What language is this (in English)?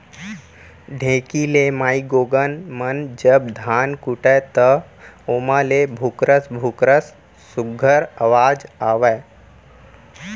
Chhattisgarhi